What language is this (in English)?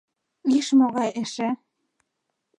Mari